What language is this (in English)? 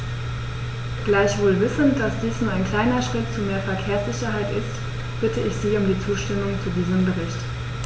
German